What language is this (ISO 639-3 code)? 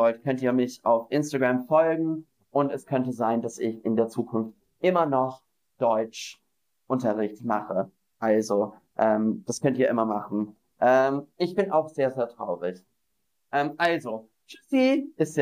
deu